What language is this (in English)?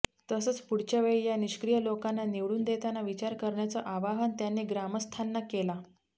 Marathi